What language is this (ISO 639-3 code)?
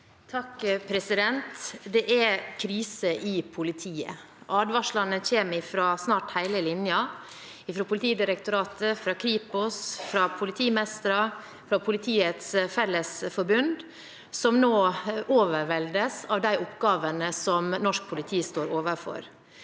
nor